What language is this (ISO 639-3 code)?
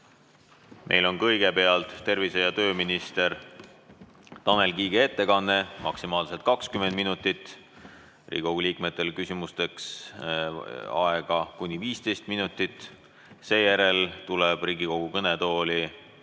est